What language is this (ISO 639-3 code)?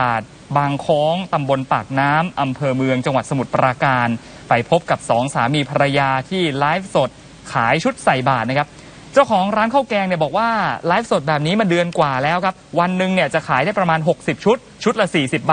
tha